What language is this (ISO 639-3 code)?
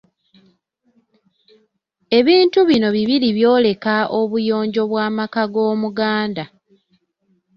lug